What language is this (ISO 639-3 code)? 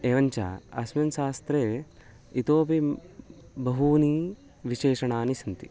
san